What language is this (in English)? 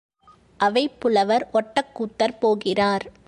Tamil